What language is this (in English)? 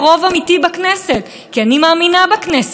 Hebrew